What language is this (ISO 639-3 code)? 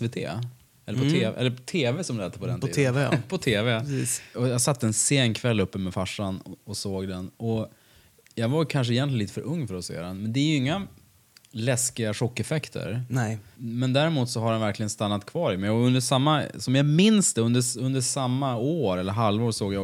swe